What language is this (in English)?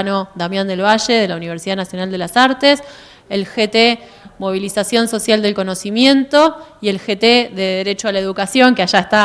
Spanish